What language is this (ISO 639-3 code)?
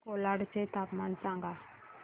mar